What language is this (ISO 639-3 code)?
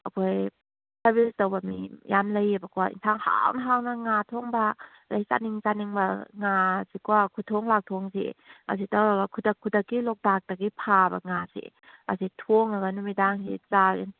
mni